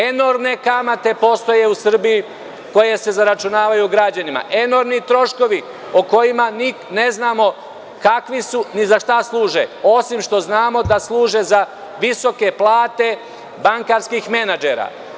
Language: Serbian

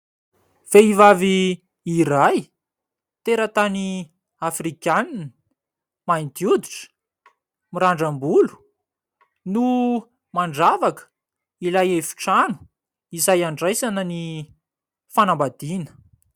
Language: Malagasy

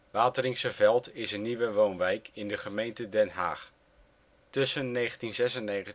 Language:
Dutch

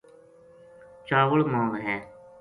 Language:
Gujari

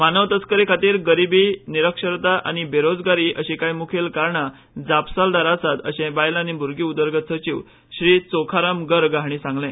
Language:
Konkani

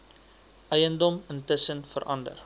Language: Afrikaans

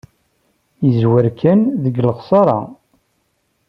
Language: Kabyle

